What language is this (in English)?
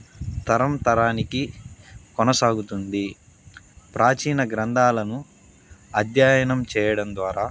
Telugu